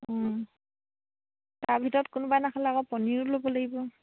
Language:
Assamese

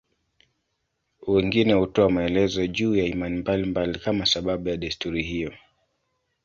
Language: Swahili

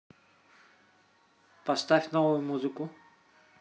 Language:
Russian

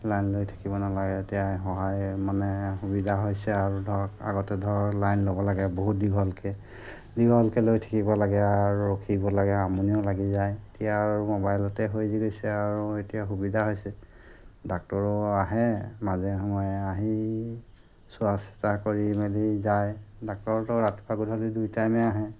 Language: Assamese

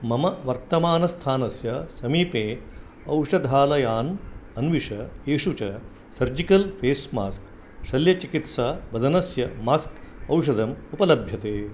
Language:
Sanskrit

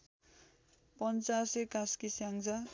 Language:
Nepali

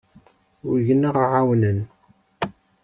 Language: Kabyle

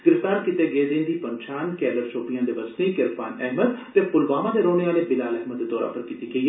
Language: Dogri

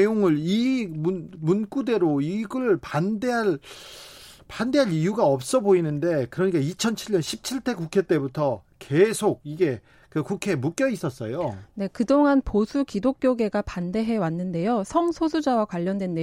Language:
Korean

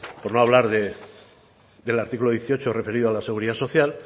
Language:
Spanish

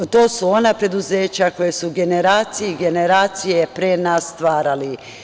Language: Serbian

